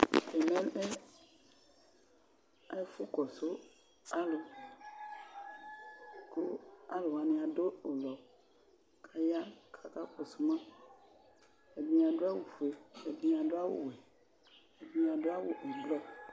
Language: Ikposo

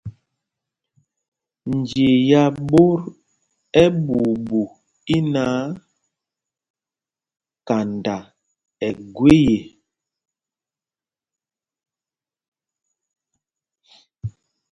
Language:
Mpumpong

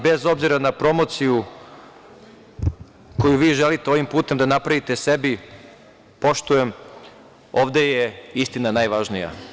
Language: Serbian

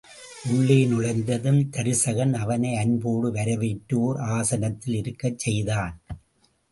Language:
Tamil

